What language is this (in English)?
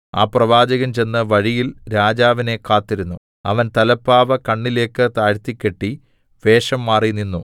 Malayalam